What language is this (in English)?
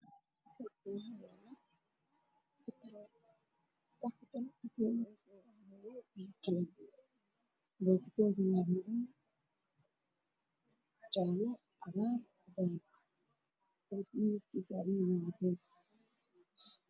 Somali